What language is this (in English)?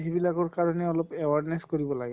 Assamese